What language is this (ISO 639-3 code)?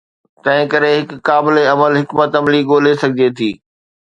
snd